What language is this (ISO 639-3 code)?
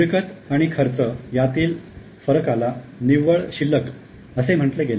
mar